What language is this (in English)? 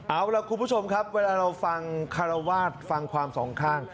Thai